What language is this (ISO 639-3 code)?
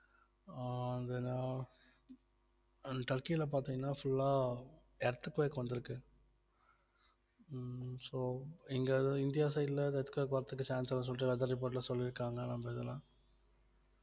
tam